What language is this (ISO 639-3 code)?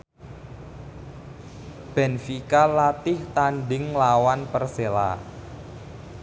jav